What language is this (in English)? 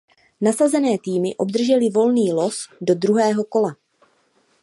Czech